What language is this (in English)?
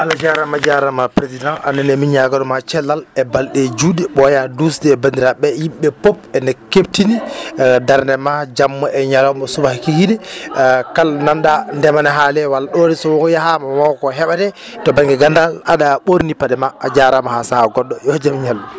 Fula